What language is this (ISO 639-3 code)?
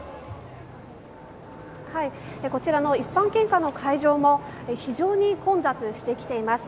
jpn